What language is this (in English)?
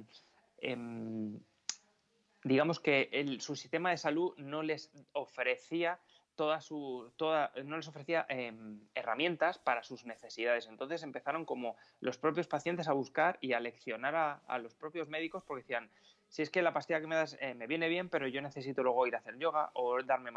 Spanish